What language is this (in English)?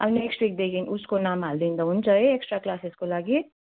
Nepali